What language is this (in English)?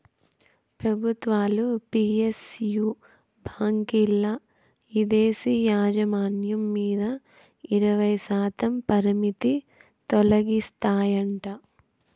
Telugu